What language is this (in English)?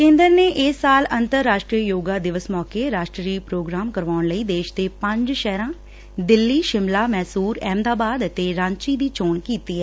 Punjabi